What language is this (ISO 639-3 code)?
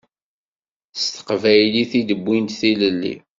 kab